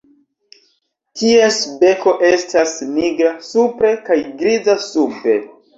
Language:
Esperanto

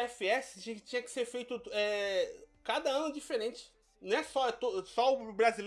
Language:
Portuguese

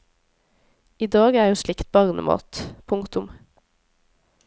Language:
Norwegian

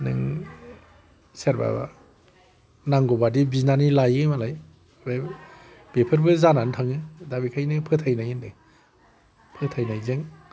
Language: Bodo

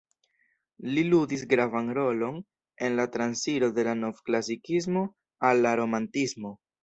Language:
Esperanto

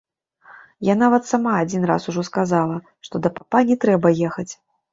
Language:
Belarusian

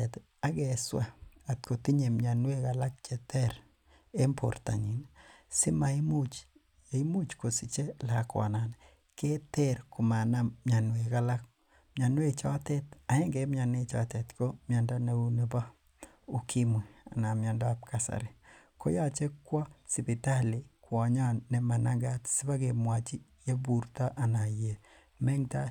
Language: Kalenjin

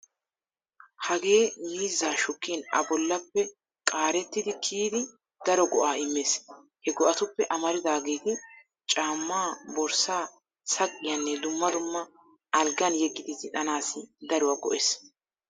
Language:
Wolaytta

